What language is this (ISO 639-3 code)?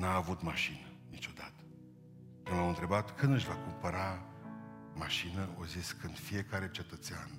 ron